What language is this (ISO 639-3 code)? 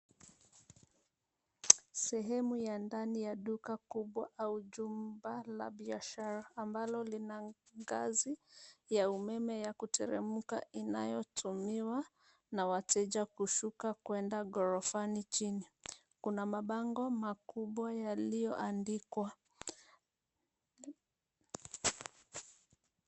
swa